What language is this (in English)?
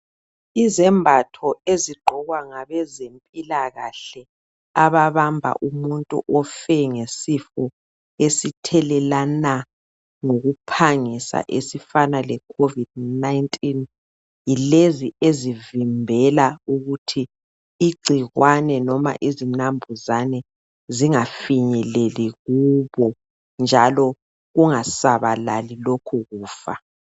North Ndebele